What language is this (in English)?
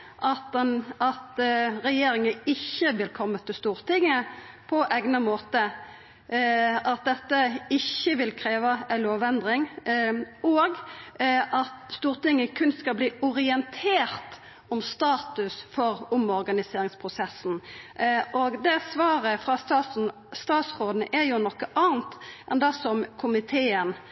Norwegian Nynorsk